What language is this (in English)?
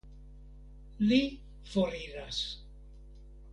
Esperanto